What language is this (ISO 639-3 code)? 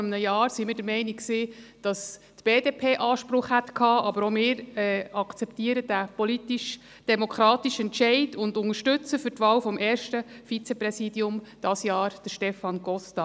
gsw